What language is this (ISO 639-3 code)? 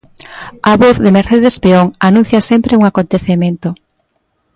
glg